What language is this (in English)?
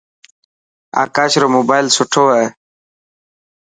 Dhatki